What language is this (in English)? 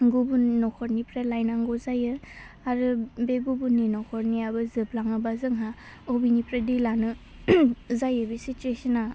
Bodo